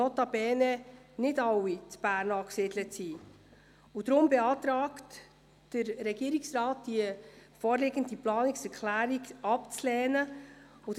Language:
Swiss German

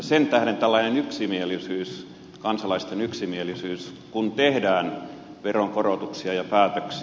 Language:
Finnish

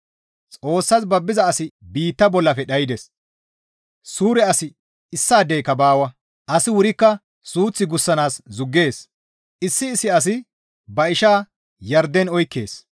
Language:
Gamo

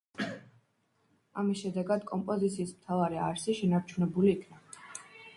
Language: Georgian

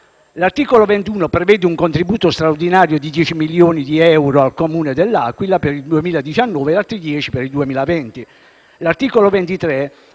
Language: Italian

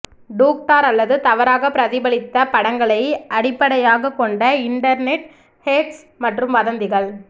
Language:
Tamil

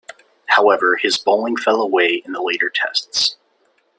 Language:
English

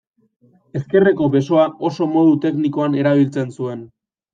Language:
Basque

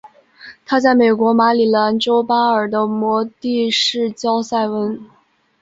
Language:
Chinese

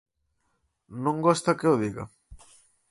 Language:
Galician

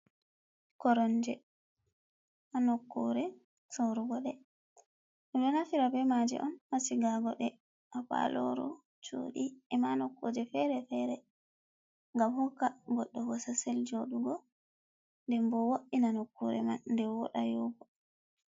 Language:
Fula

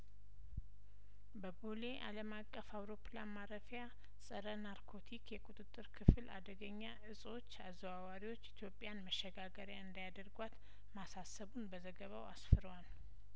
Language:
Amharic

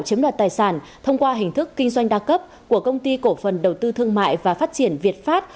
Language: Vietnamese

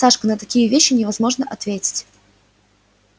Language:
Russian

